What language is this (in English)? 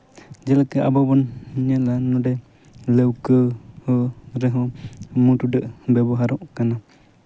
Santali